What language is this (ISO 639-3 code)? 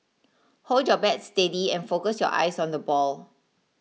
eng